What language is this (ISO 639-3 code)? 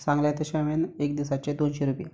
kok